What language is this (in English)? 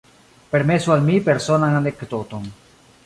Esperanto